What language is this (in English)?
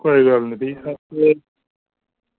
Dogri